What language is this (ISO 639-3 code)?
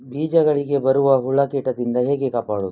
kan